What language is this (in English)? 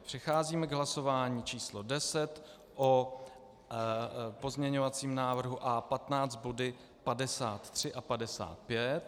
Czech